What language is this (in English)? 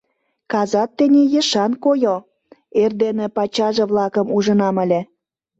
Mari